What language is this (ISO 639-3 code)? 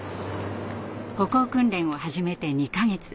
jpn